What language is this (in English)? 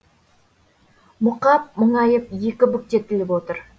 Kazakh